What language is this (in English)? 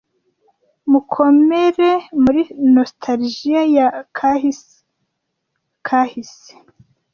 Kinyarwanda